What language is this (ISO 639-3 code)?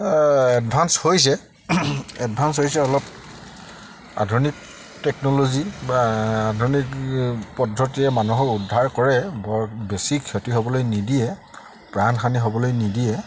asm